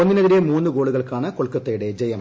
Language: Malayalam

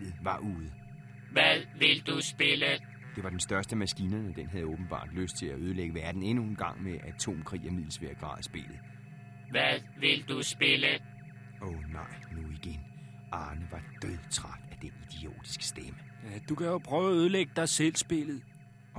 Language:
Danish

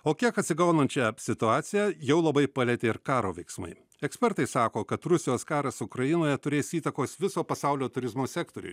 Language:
Lithuanian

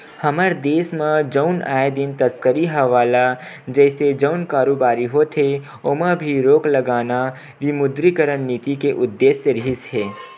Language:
Chhattisgarhi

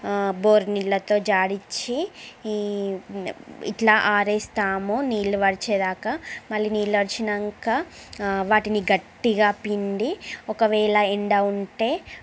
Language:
Telugu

